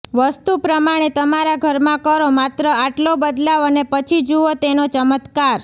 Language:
Gujarati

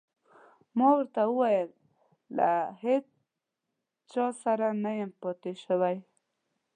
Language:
Pashto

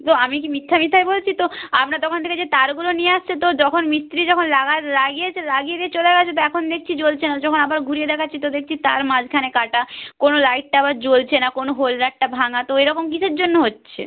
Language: Bangla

